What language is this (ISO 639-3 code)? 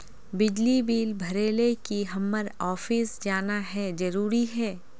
mag